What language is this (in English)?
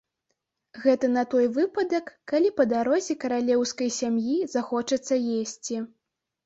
Belarusian